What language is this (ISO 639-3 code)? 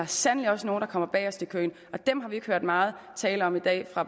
dan